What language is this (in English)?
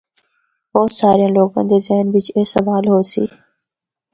Northern Hindko